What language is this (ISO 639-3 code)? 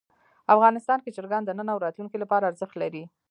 pus